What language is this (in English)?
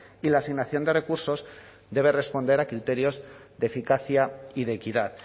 Spanish